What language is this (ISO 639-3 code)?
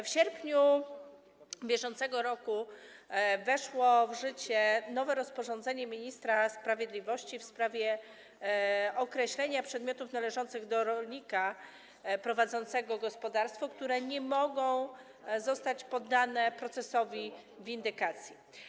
pol